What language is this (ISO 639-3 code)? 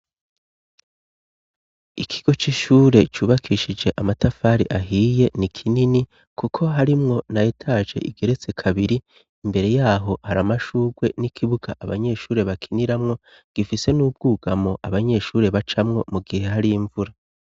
run